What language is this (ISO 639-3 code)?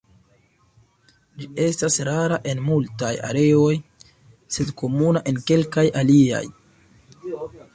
epo